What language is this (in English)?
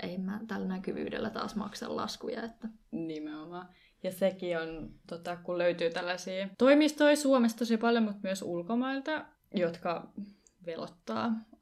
Finnish